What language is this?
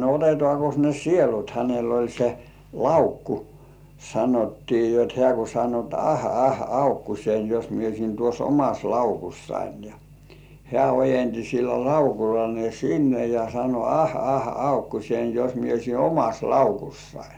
Finnish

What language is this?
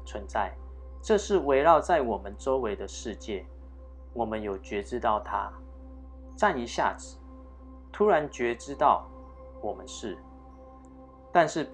Chinese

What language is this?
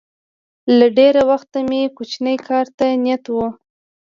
Pashto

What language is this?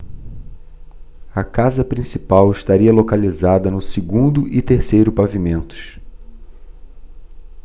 Portuguese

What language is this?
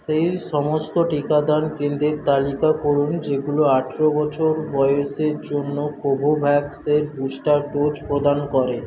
Bangla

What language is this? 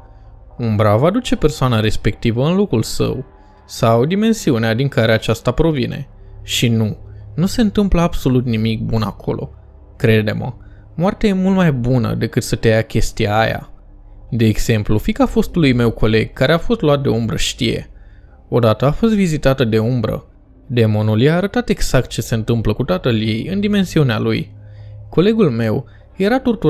Romanian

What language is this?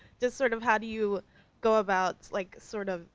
English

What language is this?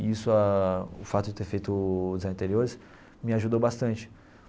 Portuguese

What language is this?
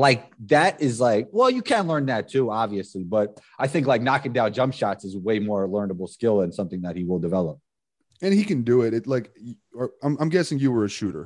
English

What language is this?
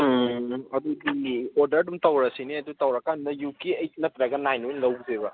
Manipuri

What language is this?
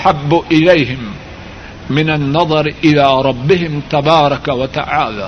Urdu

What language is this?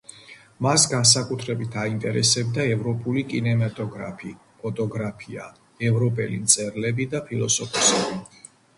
Georgian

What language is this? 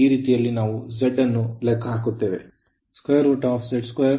Kannada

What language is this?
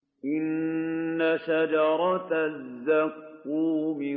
Arabic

